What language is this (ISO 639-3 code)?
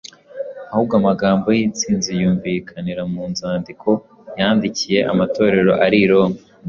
kin